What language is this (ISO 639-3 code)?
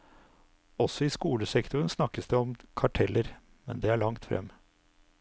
nor